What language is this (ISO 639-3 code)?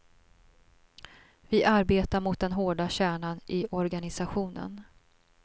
swe